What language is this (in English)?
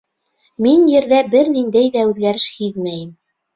Bashkir